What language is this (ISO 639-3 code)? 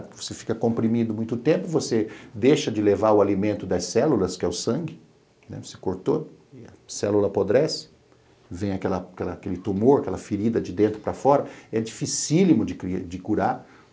por